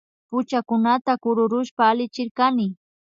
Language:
Imbabura Highland Quichua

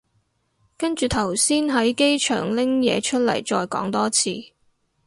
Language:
Cantonese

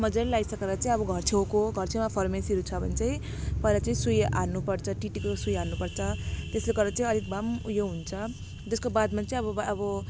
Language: Nepali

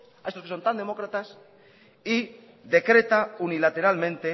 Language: Spanish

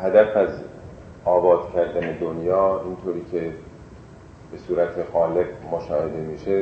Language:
Persian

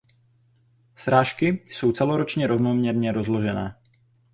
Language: Czech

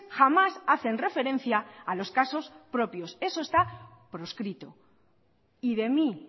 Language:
Spanish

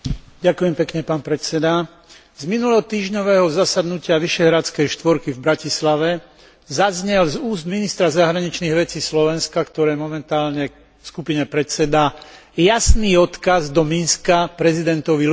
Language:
Slovak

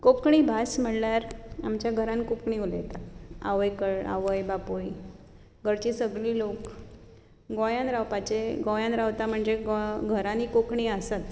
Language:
Konkani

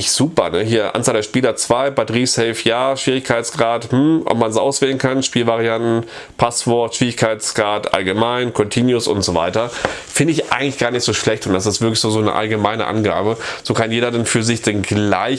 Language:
German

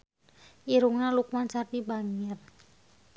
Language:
Sundanese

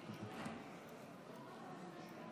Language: Hebrew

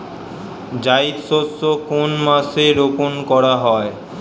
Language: Bangla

